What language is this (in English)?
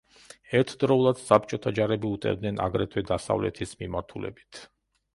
Georgian